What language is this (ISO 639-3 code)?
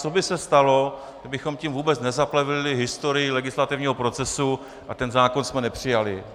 ces